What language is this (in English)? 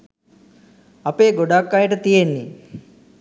Sinhala